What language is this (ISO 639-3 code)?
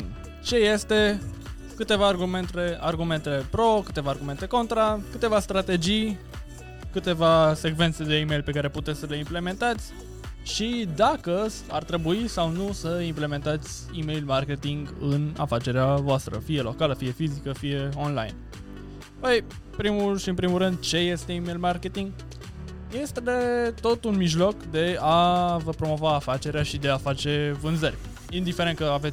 ron